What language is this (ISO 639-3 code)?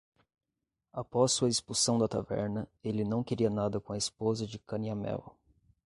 por